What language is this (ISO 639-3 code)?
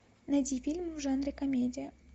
rus